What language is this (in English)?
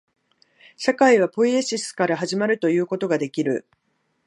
Japanese